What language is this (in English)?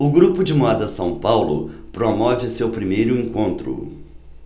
Portuguese